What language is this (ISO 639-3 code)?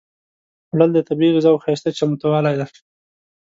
pus